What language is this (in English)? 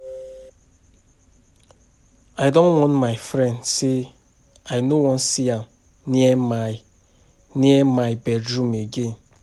Nigerian Pidgin